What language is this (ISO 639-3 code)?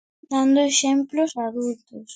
glg